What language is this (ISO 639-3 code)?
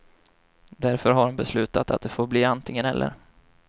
swe